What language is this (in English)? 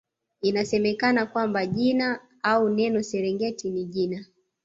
Swahili